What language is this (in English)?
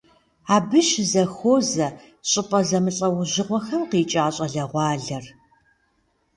Kabardian